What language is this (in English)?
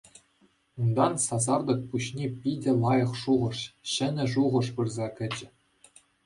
Chuvash